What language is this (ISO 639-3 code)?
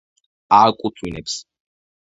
kat